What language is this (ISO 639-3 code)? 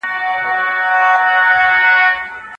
pus